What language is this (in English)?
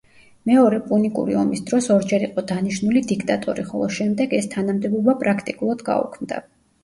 Georgian